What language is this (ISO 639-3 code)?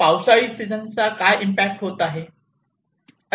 mar